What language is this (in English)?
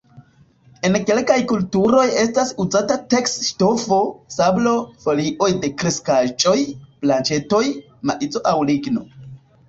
Esperanto